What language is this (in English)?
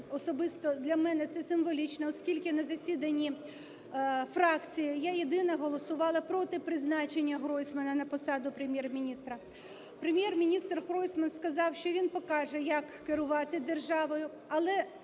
Ukrainian